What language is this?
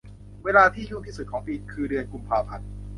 Thai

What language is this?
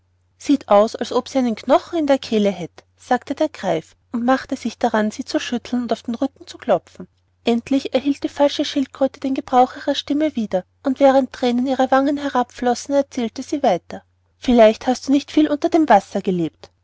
German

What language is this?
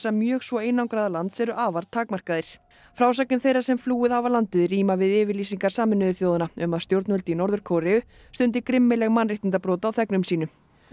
Icelandic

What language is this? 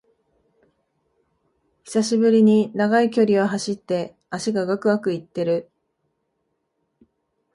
Japanese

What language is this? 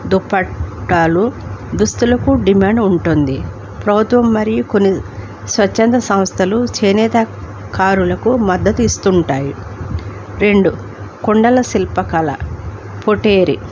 Telugu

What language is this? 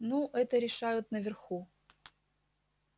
Russian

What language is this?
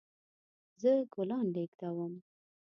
Pashto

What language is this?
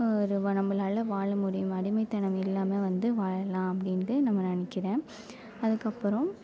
Tamil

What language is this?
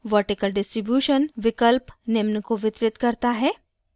Hindi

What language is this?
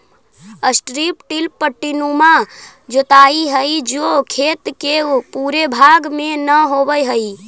Magahi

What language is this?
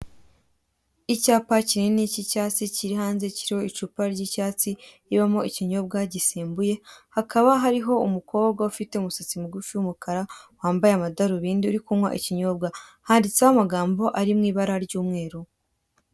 Kinyarwanda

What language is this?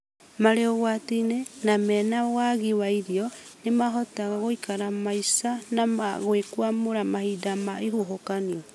Kikuyu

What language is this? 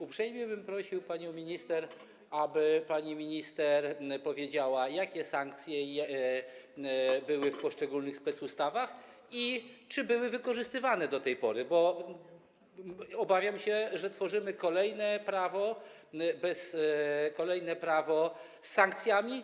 Polish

